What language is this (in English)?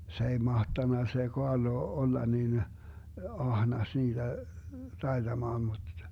Finnish